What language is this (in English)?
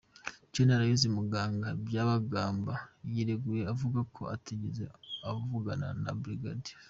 Kinyarwanda